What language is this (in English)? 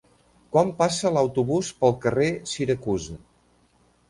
Catalan